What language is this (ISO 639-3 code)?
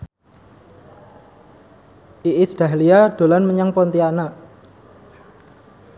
jav